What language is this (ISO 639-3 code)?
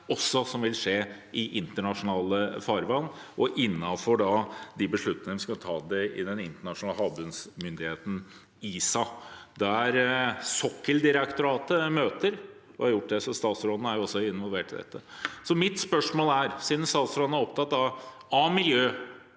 nor